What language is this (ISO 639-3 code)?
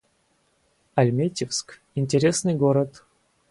rus